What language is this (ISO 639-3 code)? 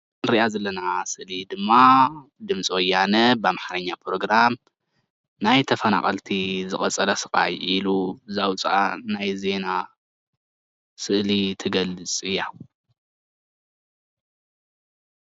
tir